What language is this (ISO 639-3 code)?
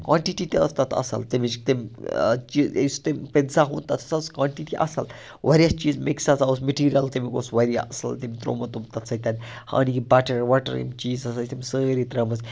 kas